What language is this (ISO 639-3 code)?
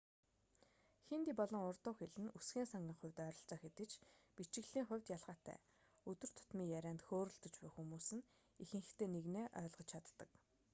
mon